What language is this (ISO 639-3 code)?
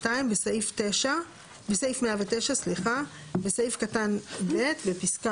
heb